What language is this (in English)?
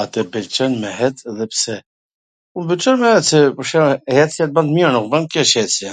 Gheg Albanian